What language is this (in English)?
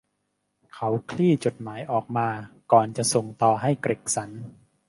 Thai